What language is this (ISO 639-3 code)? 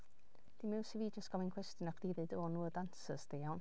cym